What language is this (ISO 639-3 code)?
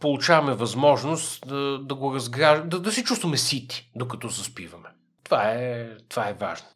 bul